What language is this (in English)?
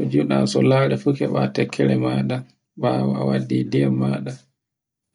Borgu Fulfulde